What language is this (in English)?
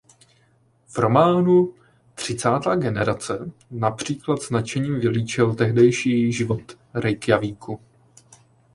Czech